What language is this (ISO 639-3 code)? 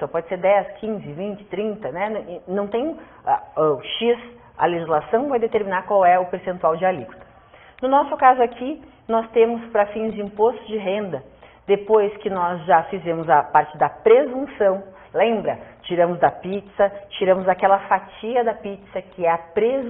por